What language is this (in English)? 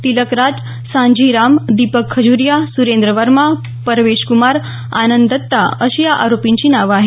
Marathi